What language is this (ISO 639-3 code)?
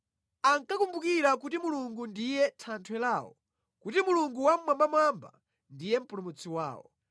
nya